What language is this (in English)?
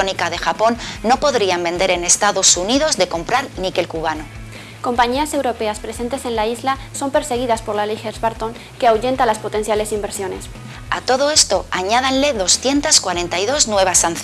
Spanish